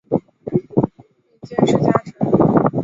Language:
Chinese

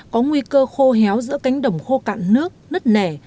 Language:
Vietnamese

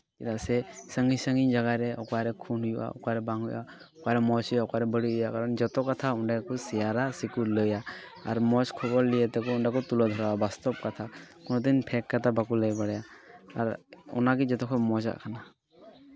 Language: Santali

